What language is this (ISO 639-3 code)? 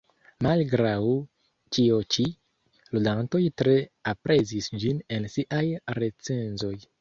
epo